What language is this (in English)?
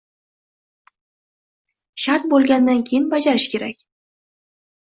Uzbek